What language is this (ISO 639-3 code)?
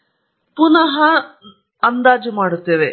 kan